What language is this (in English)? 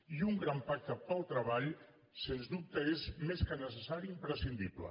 Catalan